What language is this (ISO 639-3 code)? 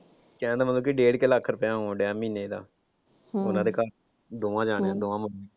pan